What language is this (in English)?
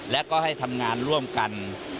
Thai